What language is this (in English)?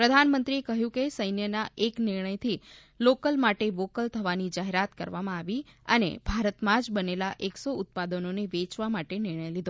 Gujarati